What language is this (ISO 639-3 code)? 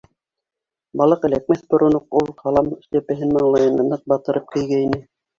bak